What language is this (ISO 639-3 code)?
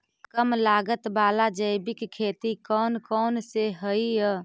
mag